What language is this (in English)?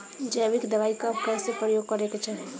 Bhojpuri